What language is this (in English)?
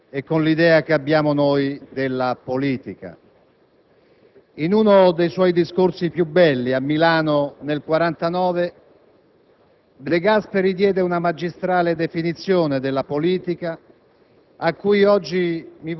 Italian